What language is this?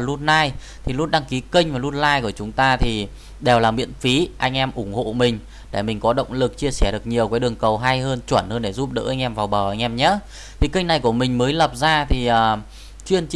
Vietnamese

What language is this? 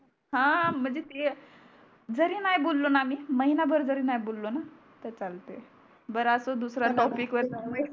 Marathi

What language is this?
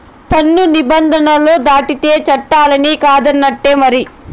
Telugu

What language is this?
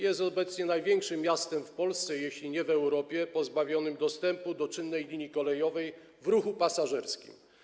Polish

